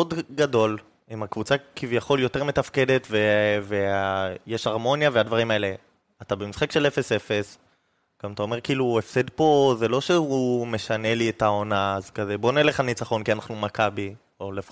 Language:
Hebrew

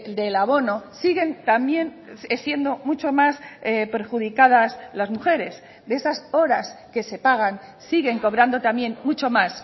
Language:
Spanish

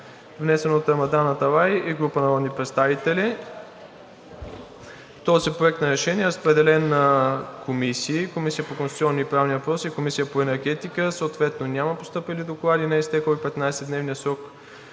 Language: Bulgarian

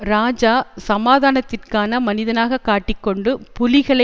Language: Tamil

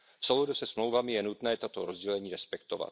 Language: Czech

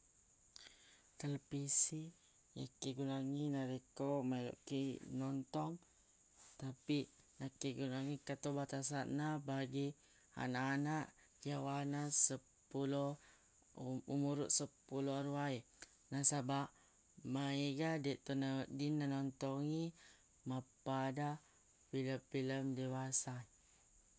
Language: Buginese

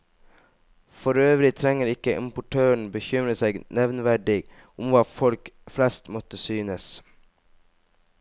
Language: Norwegian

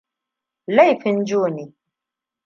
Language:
Hausa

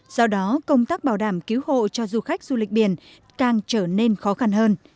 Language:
Vietnamese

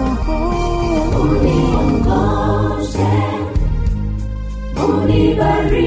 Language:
Swahili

